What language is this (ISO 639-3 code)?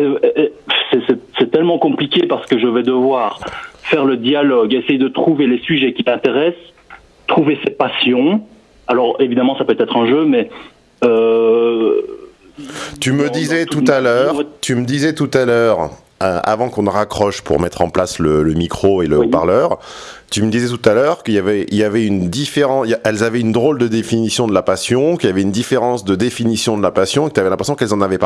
fra